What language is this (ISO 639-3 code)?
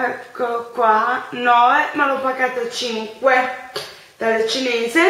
ita